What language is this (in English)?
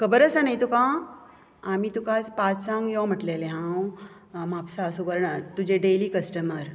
Konkani